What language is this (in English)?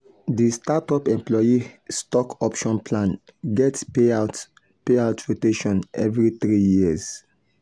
Nigerian Pidgin